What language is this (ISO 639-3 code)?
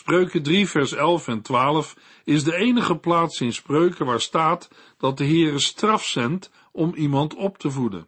nld